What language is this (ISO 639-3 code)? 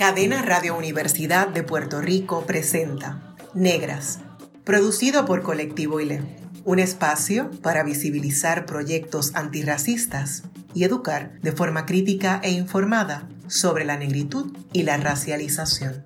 spa